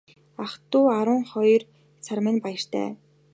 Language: Mongolian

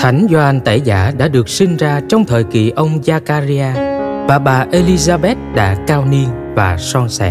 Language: Vietnamese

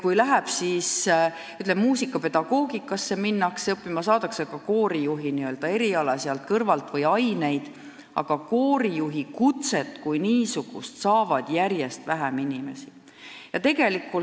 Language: Estonian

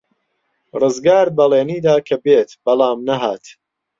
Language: Central Kurdish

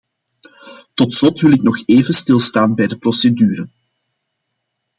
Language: Dutch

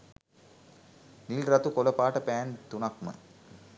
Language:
Sinhala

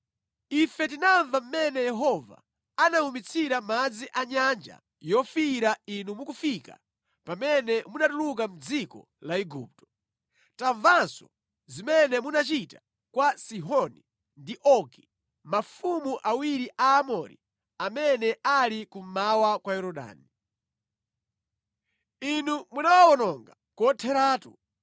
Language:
Nyanja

